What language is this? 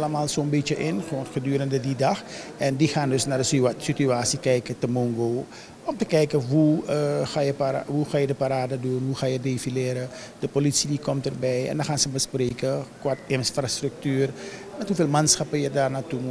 Dutch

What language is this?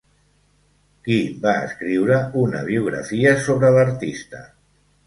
Catalan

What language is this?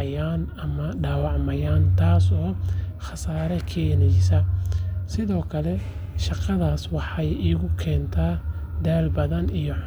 Somali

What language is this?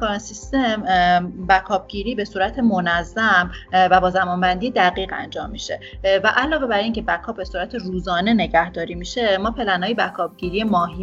Persian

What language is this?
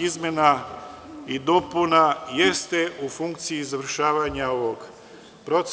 Serbian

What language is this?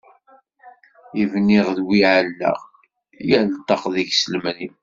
Kabyle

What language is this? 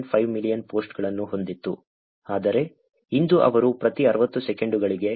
Kannada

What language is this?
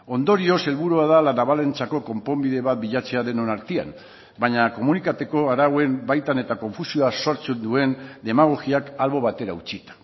Basque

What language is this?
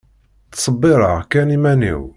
Kabyle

